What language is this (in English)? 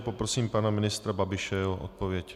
Czech